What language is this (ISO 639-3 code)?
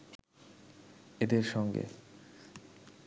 ben